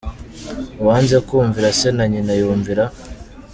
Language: Kinyarwanda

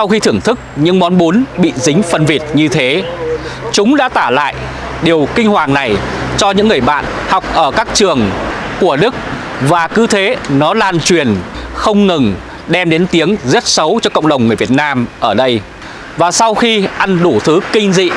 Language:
Vietnamese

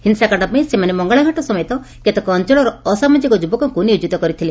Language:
Odia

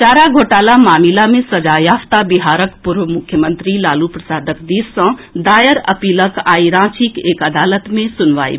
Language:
Maithili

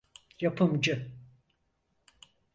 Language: Turkish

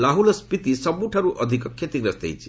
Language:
Odia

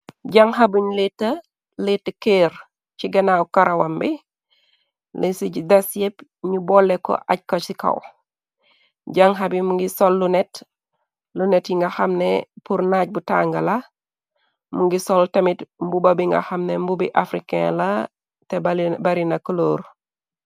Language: Wolof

